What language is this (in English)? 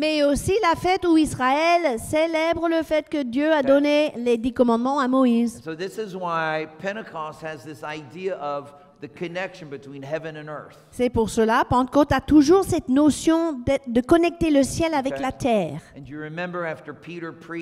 French